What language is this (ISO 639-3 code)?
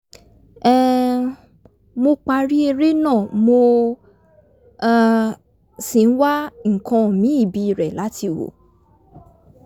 yor